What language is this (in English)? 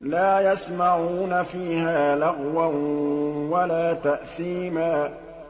Arabic